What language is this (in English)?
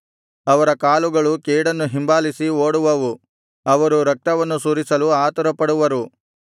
Kannada